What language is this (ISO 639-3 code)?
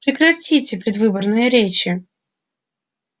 rus